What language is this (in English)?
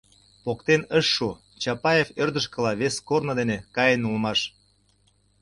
Mari